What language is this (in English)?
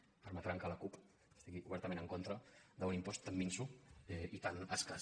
Catalan